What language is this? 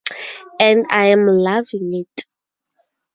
English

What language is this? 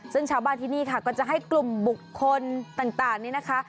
Thai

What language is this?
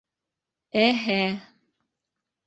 Bashkir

